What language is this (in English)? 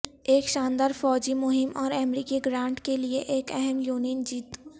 Urdu